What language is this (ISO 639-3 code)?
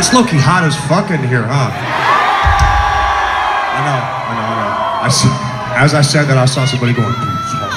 eng